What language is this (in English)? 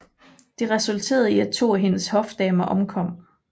Danish